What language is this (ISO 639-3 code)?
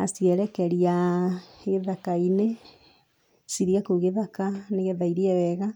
kik